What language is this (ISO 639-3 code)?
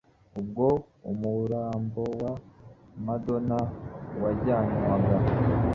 kin